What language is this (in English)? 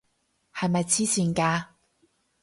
Cantonese